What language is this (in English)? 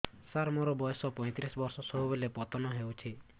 Odia